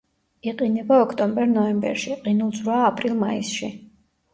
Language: Georgian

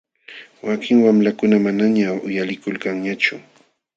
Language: Jauja Wanca Quechua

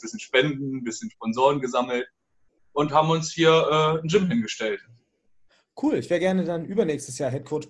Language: German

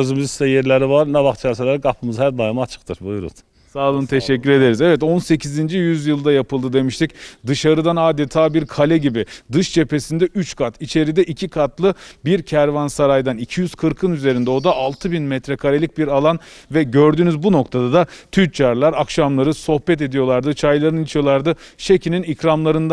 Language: Turkish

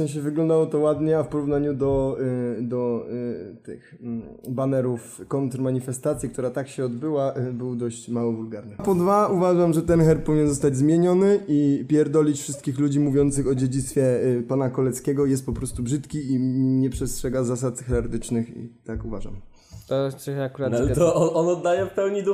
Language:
Polish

